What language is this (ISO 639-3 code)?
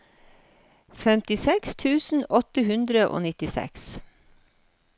nor